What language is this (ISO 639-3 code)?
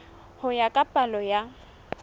sot